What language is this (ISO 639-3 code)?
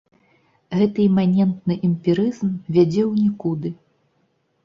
bel